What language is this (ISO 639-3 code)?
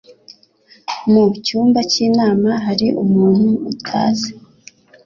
kin